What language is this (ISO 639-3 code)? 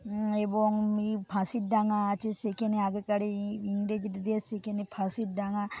ben